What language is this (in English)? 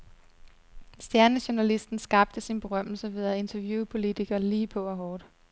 Danish